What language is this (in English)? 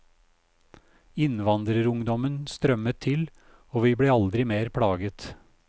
Norwegian